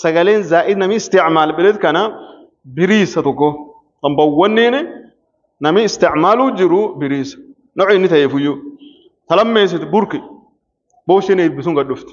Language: Arabic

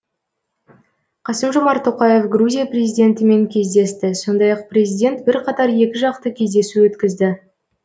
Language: Kazakh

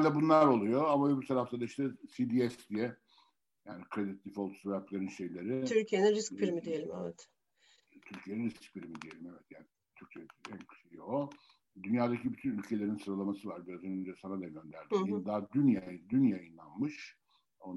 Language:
Turkish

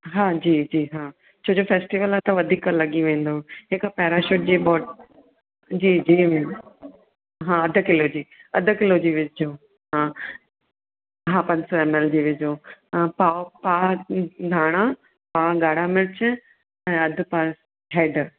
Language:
Sindhi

